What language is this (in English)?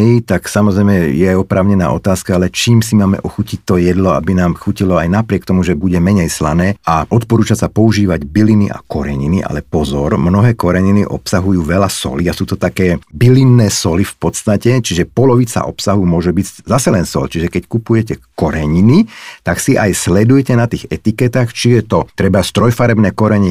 Slovak